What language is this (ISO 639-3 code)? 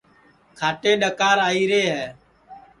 ssi